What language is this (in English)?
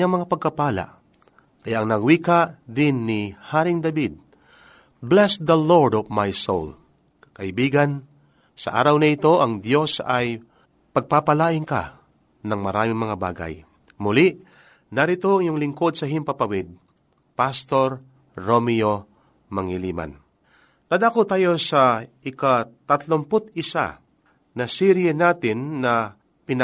Filipino